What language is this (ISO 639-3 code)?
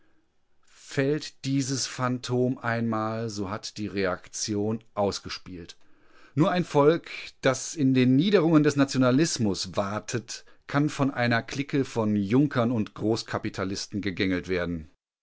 deu